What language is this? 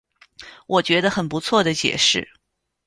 Chinese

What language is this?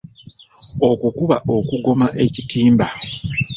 Ganda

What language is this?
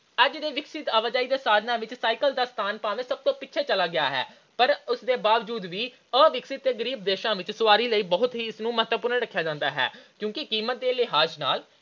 Punjabi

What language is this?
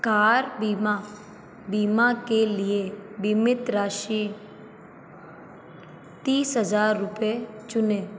Hindi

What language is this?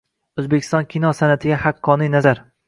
Uzbek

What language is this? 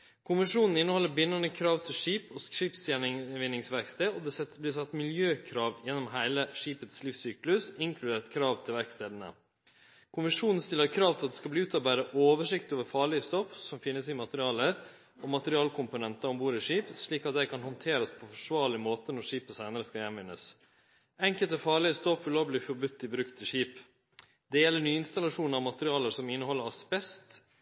Norwegian Nynorsk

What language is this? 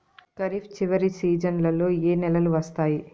Telugu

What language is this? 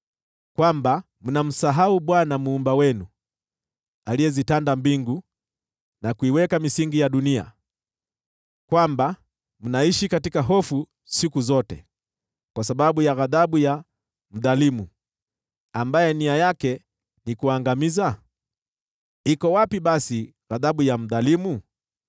Swahili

